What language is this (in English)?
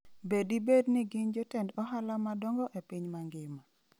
Luo (Kenya and Tanzania)